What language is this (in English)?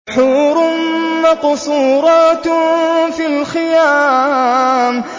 Arabic